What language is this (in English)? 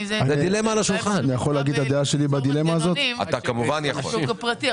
Hebrew